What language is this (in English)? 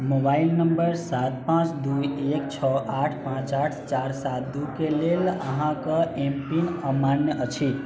Maithili